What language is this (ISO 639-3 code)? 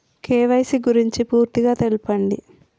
tel